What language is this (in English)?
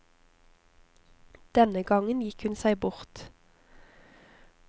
Norwegian